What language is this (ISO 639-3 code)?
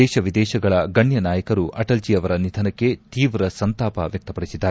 kan